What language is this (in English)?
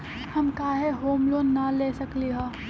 Magahi